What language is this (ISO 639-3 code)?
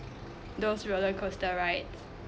eng